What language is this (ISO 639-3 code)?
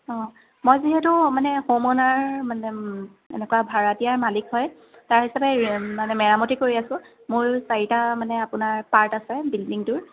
asm